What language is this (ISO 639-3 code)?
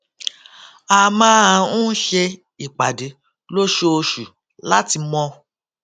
yor